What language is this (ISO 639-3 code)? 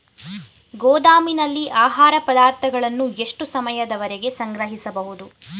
kan